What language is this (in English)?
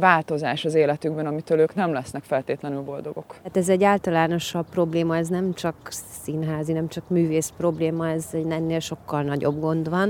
Hungarian